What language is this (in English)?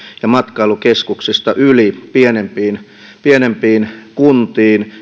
Finnish